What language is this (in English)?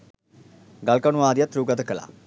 Sinhala